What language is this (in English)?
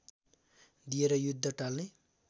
Nepali